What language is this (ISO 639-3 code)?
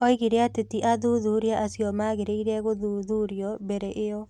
kik